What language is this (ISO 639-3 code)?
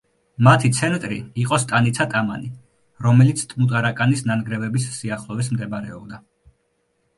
kat